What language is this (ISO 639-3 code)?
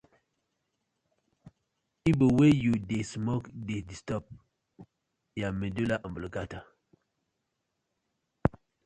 pcm